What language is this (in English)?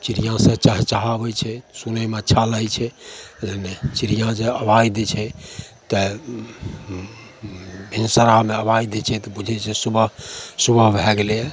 Maithili